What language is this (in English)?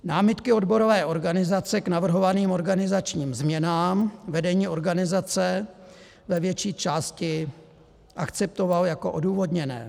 Czech